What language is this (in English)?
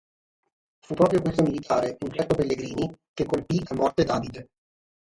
Italian